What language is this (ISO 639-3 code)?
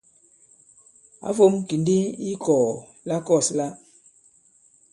abb